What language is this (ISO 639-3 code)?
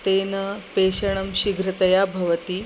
san